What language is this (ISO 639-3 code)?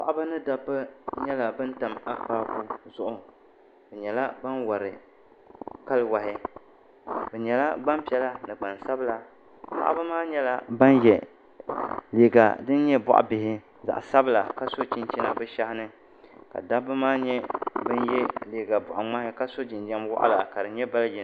dag